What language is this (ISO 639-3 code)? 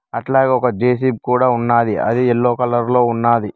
tel